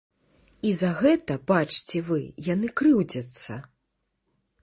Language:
Belarusian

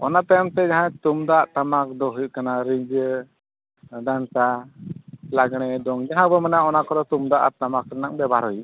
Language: Santali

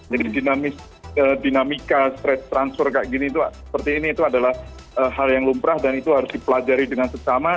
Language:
Indonesian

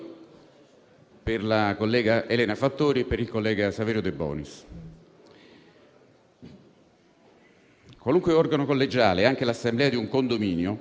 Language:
Italian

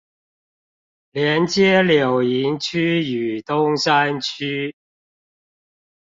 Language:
Chinese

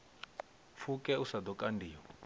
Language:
Venda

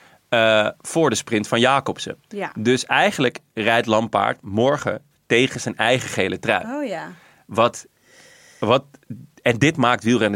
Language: Dutch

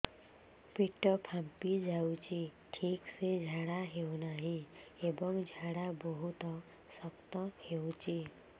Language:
Odia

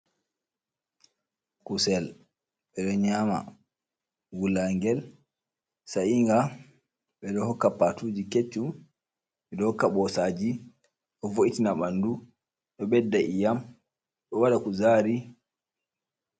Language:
Fula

